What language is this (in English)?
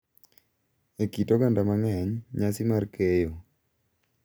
Luo (Kenya and Tanzania)